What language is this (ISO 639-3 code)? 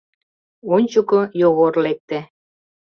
chm